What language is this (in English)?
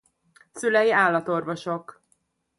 Hungarian